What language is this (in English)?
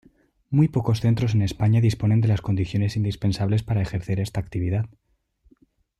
Spanish